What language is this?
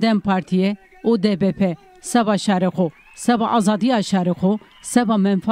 Turkish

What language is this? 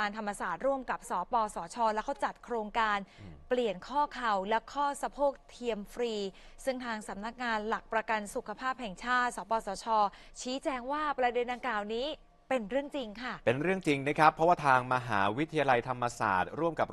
Thai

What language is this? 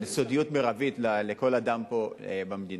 Hebrew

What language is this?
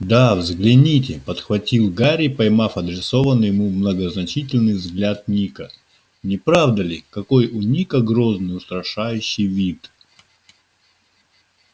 Russian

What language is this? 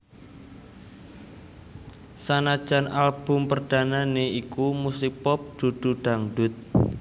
Javanese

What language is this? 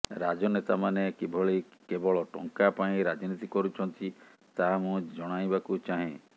Odia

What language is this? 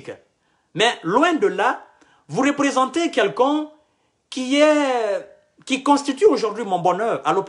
French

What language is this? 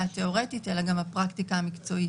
Hebrew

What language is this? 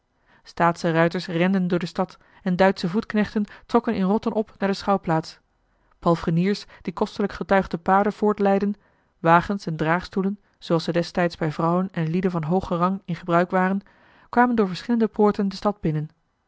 Dutch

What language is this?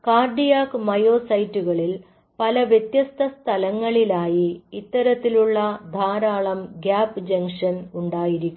Malayalam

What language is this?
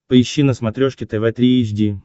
Russian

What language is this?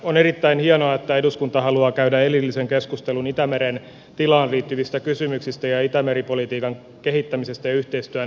Finnish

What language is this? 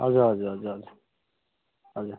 Nepali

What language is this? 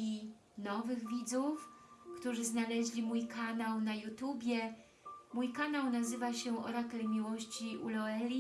Polish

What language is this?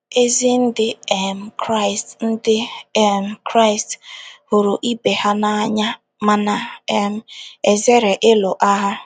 Igbo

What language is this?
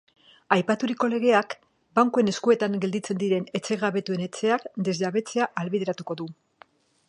Basque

